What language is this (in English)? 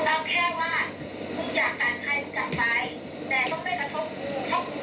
Thai